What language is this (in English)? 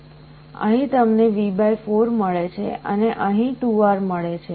Gujarati